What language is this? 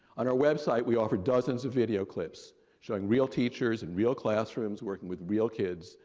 English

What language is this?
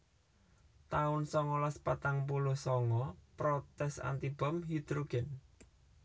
Javanese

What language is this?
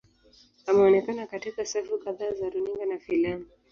Swahili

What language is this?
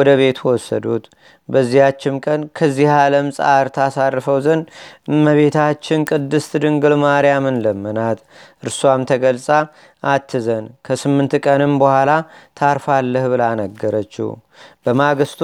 Amharic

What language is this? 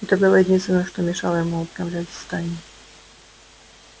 Russian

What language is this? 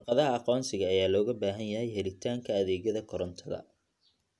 Somali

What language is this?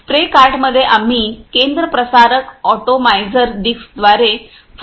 Marathi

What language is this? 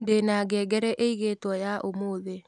Kikuyu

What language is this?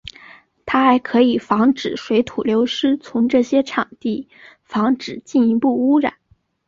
Chinese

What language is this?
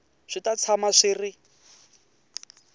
Tsonga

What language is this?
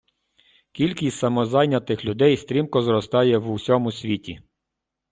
Ukrainian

